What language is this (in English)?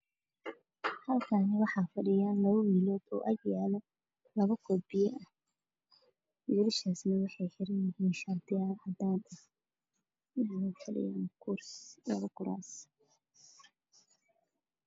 Somali